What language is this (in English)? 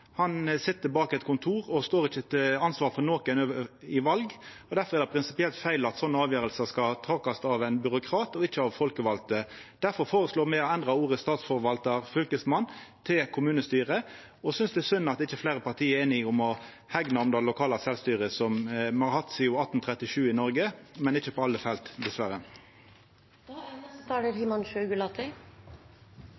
Norwegian Nynorsk